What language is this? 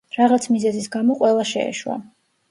Georgian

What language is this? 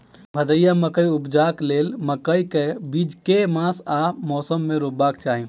Maithili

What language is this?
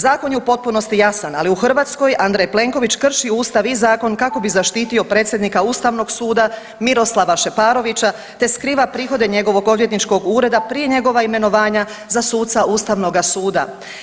Croatian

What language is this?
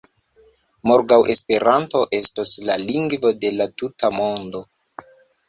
Esperanto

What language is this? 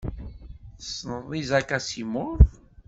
Kabyle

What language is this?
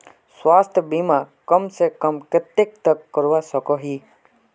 Magahi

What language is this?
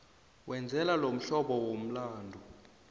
South Ndebele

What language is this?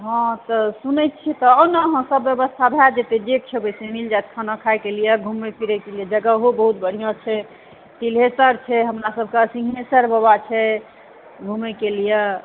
Maithili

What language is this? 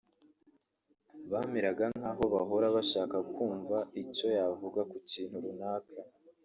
Kinyarwanda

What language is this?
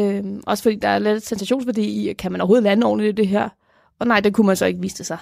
Danish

